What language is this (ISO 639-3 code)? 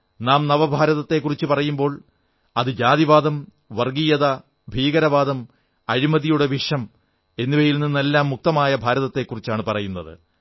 mal